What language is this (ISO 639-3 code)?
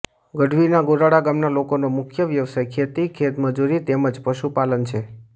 guj